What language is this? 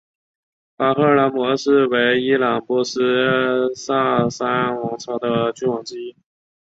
Chinese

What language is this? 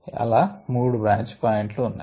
Telugu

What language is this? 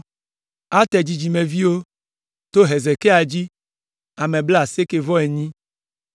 Ewe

